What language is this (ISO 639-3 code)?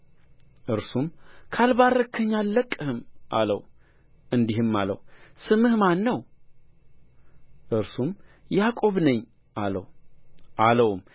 amh